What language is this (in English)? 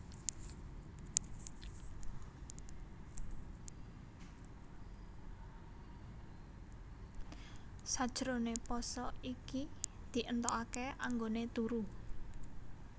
Javanese